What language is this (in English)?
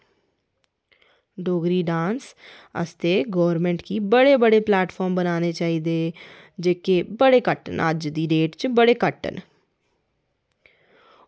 Dogri